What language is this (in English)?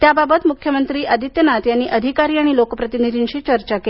Marathi